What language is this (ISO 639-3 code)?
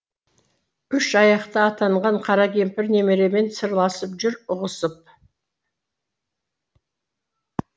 kaz